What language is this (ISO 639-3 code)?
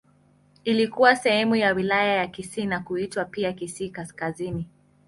swa